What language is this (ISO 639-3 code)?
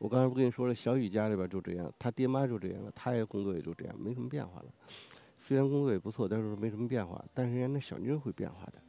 zho